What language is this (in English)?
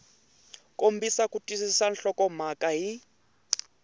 Tsonga